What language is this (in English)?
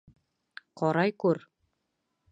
Bashkir